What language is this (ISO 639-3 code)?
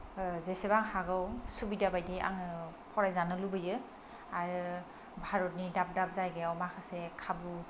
brx